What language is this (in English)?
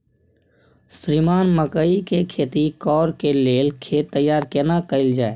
Maithili